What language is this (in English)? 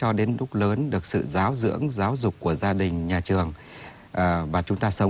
Vietnamese